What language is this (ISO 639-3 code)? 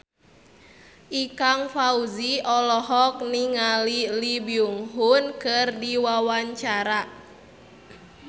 sun